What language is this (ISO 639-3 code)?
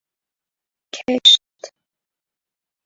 fas